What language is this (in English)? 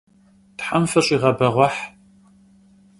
Kabardian